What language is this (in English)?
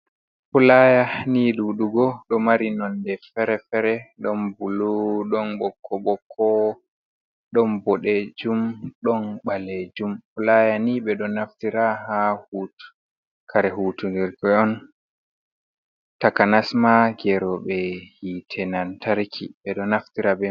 Fula